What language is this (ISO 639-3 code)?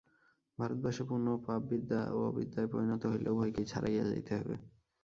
ben